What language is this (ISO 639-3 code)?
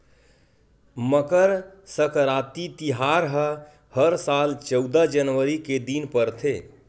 hne